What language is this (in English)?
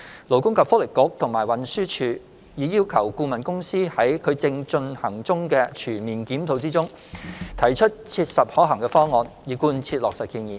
Cantonese